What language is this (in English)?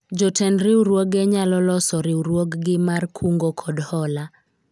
Luo (Kenya and Tanzania)